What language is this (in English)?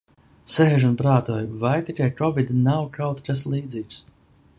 Latvian